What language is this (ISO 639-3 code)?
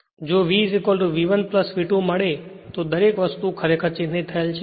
guj